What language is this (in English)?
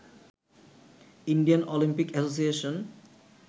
Bangla